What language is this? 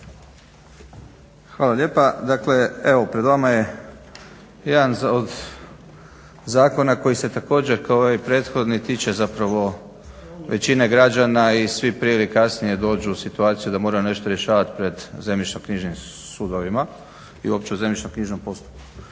Croatian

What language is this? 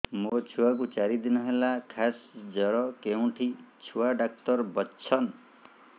Odia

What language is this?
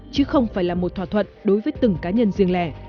Vietnamese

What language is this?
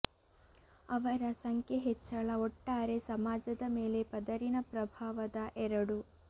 Kannada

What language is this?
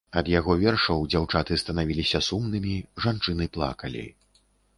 Belarusian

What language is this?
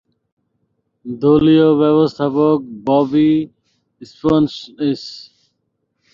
Bangla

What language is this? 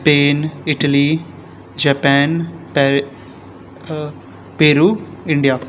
Konkani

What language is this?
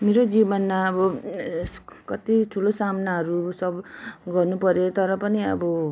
Nepali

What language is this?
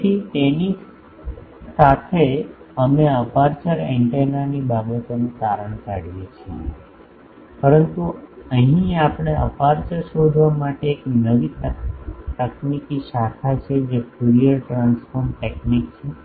Gujarati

